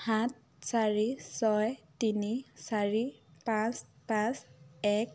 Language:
Assamese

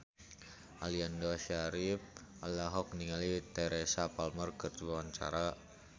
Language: Sundanese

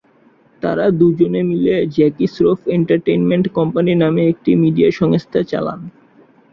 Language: Bangla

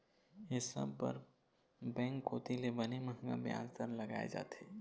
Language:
Chhattisgarhi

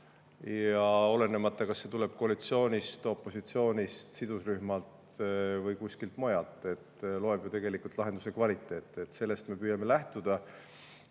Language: Estonian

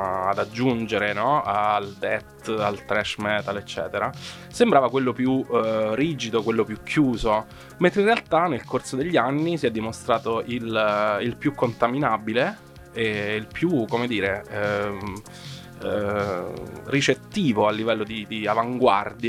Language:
Italian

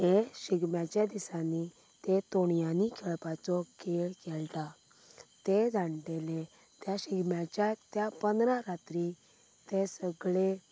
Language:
Konkani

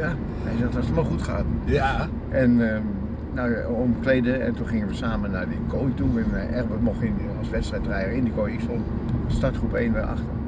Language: Dutch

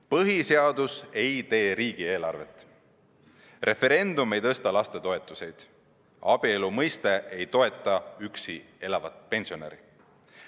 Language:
Estonian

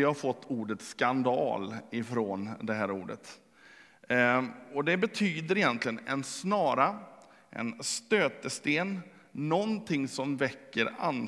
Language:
Swedish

